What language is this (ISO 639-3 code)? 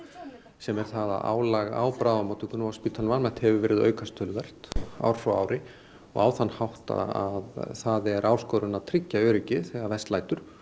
isl